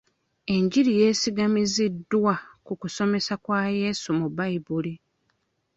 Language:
Ganda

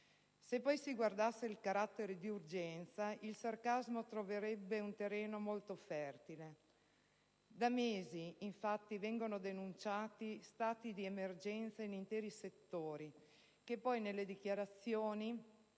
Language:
Italian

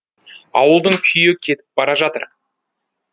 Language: Kazakh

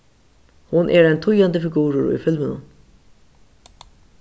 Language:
Faroese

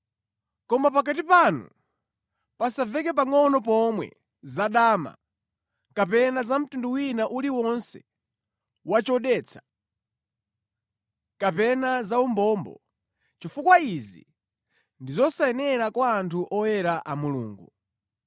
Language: Nyanja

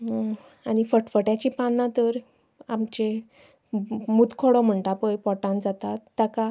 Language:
Konkani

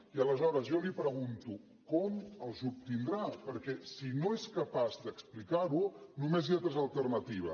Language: Catalan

